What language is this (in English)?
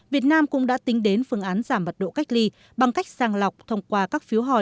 Vietnamese